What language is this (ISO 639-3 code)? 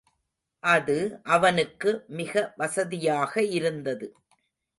tam